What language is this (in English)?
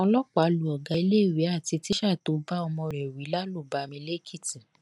Yoruba